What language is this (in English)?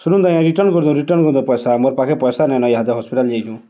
Odia